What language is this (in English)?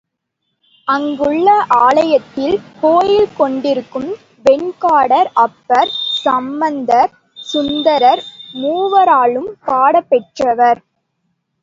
Tamil